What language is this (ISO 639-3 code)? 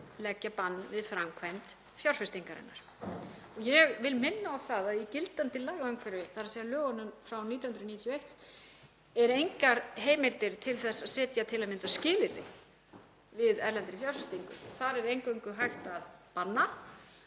isl